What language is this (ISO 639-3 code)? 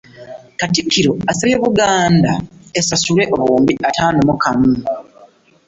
lug